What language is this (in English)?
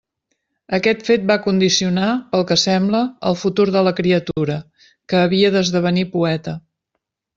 Catalan